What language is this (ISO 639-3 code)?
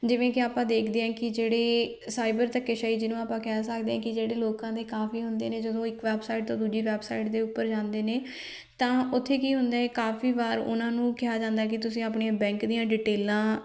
pan